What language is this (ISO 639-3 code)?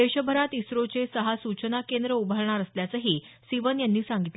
mar